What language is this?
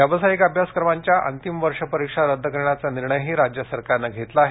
Marathi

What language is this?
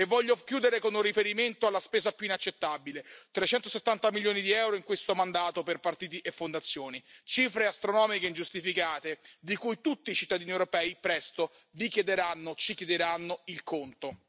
Italian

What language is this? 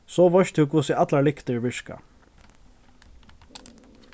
Faroese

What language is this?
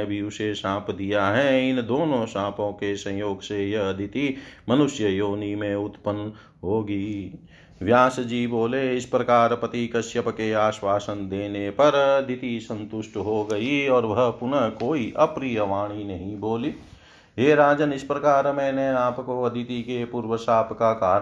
Hindi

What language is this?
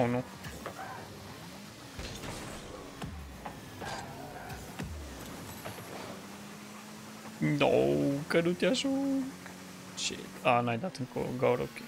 Romanian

